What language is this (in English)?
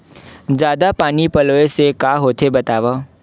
Chhattisgarhi